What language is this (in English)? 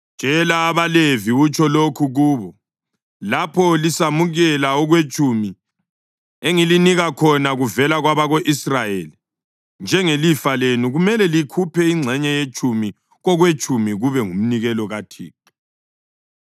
North Ndebele